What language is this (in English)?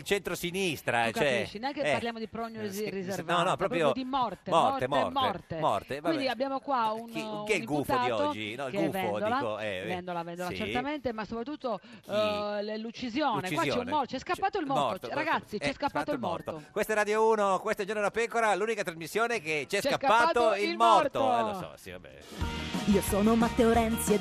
Italian